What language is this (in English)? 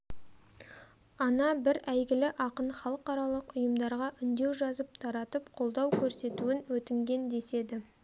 Kazakh